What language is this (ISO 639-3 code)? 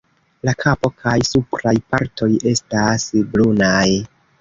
epo